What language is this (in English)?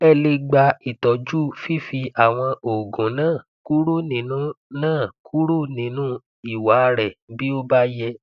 Yoruba